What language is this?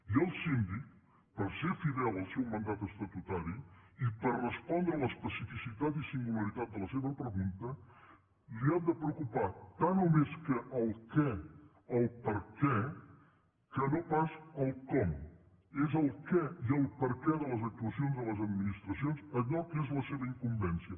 Catalan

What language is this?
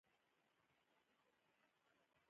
Pashto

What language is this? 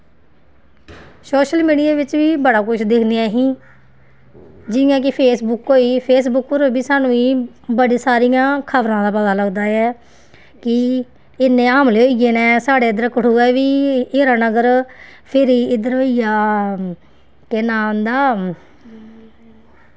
Dogri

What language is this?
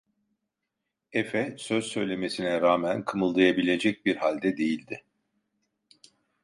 Turkish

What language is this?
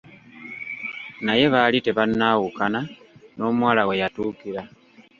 Ganda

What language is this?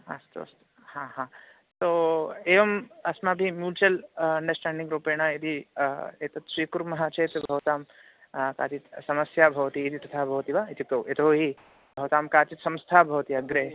Sanskrit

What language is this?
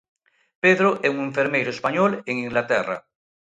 Galician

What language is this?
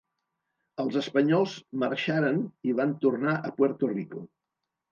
Catalan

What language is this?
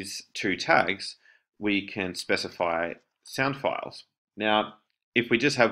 English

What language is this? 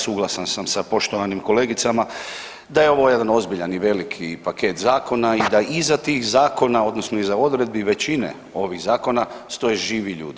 Croatian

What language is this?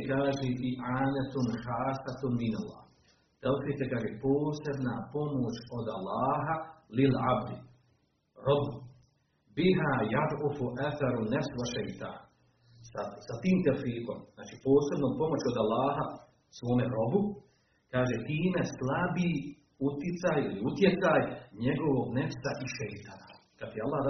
Croatian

